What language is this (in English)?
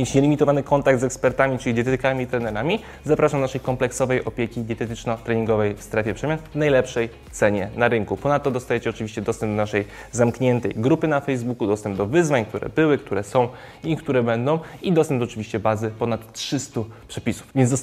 Polish